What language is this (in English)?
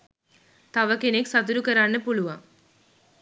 Sinhala